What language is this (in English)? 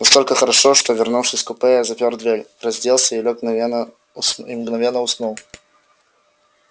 Russian